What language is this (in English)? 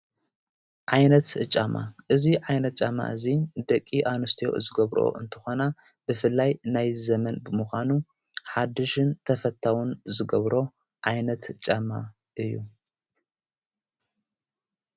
Tigrinya